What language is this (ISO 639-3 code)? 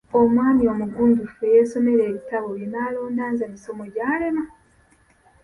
lug